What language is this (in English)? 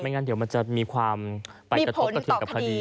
Thai